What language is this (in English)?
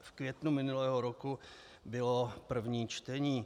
Czech